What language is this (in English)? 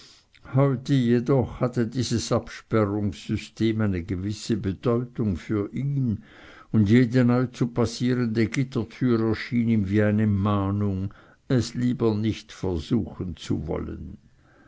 German